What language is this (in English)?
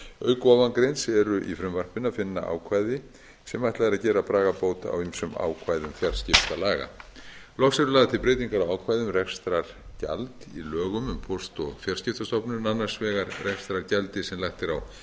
Icelandic